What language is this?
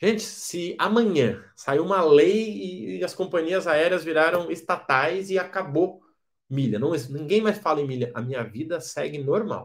Portuguese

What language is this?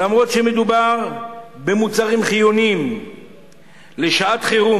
Hebrew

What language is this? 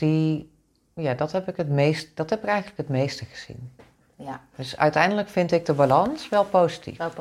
Dutch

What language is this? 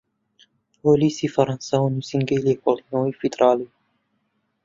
Central Kurdish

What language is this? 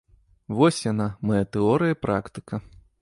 Belarusian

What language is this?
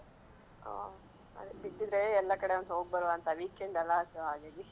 Kannada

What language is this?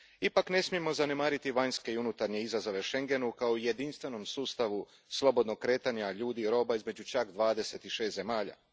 Croatian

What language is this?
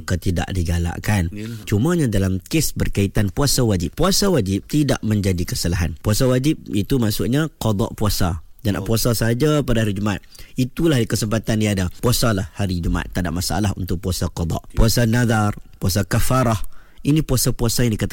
Malay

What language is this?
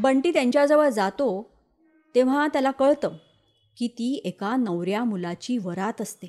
Marathi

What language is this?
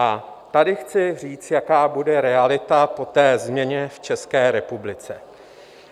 Czech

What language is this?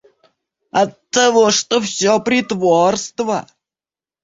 Russian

